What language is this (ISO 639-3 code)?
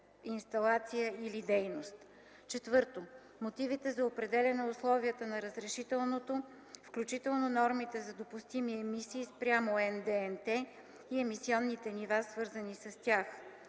bul